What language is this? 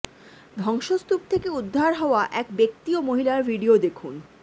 Bangla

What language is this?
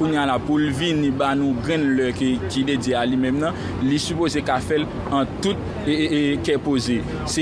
French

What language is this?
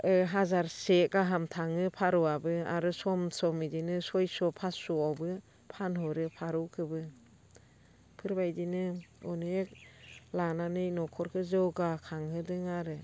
Bodo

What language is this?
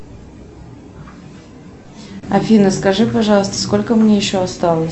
Russian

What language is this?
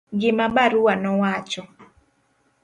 Luo (Kenya and Tanzania)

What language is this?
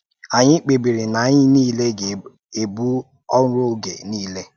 Igbo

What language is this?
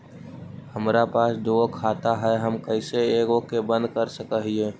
Magahi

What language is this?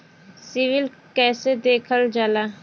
Bhojpuri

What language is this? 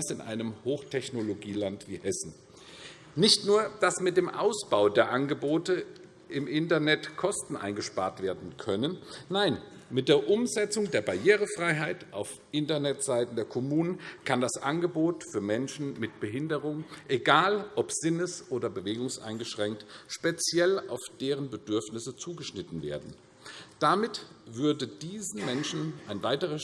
German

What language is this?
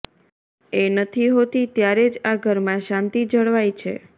Gujarati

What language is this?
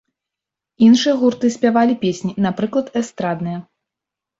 Belarusian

